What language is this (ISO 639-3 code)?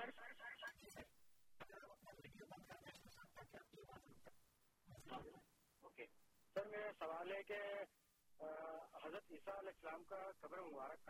urd